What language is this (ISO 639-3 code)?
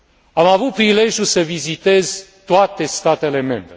ron